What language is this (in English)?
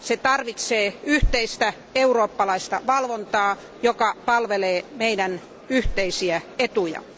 Finnish